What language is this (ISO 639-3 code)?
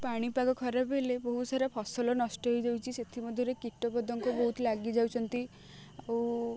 ori